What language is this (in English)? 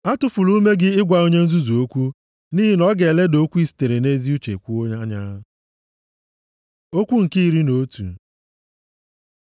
Igbo